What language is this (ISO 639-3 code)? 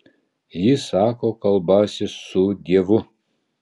lit